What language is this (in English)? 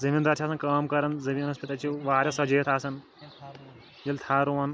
Kashmiri